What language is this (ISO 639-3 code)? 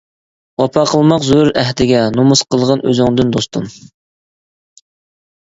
uig